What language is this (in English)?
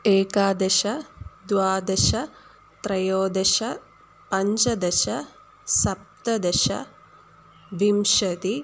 Sanskrit